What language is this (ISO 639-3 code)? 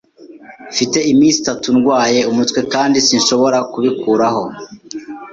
kin